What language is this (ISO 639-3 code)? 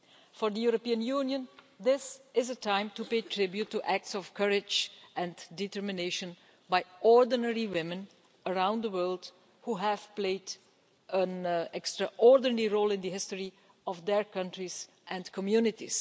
eng